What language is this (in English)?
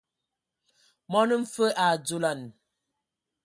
Ewondo